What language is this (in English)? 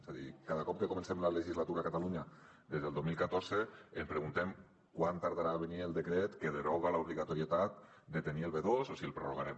Catalan